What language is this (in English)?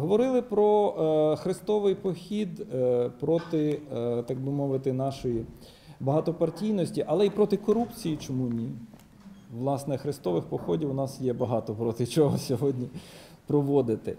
Ukrainian